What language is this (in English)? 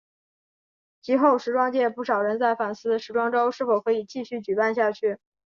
Chinese